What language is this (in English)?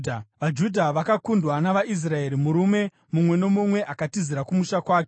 Shona